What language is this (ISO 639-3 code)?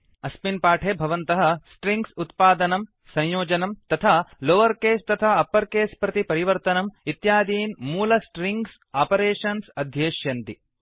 san